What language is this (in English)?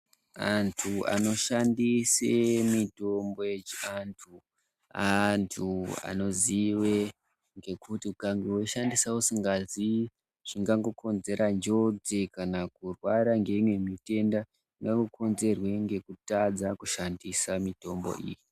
Ndau